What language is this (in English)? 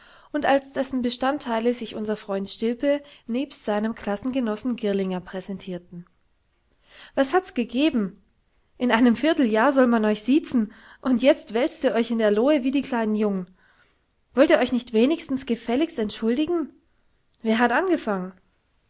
German